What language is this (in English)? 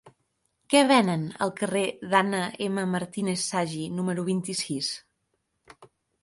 Catalan